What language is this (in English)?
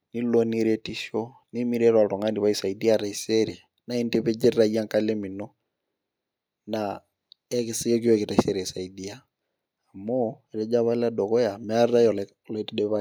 Masai